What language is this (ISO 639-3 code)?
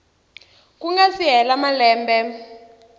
tso